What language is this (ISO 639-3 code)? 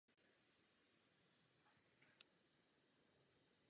ces